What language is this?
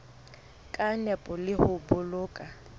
Southern Sotho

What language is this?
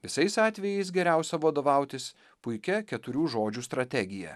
Lithuanian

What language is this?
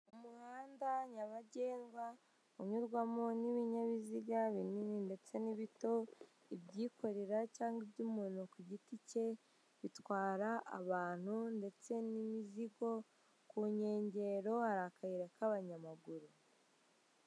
Kinyarwanda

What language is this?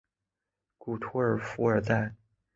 Chinese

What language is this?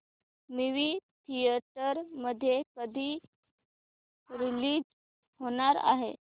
Marathi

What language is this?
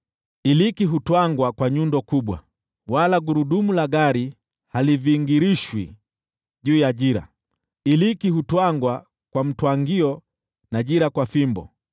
Swahili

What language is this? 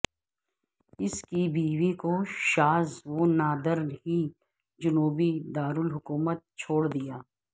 Urdu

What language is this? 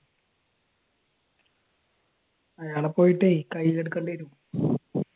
Malayalam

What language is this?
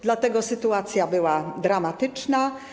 Polish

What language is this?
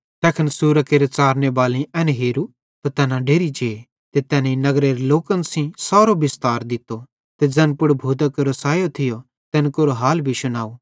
Bhadrawahi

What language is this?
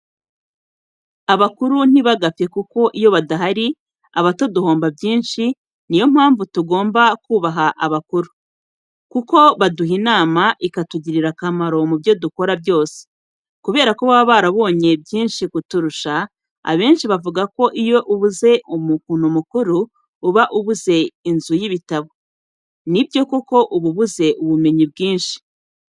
Kinyarwanda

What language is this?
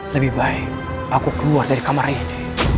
Indonesian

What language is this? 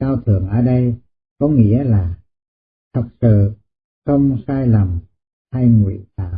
Vietnamese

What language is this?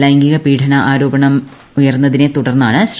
Malayalam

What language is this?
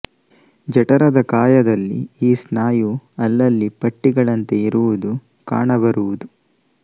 Kannada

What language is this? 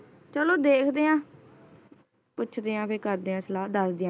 Punjabi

